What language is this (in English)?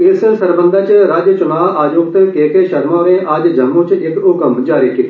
Dogri